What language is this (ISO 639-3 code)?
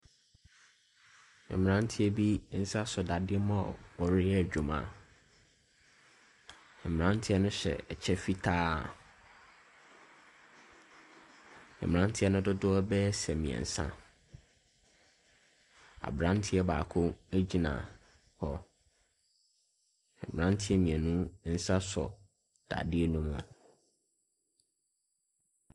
aka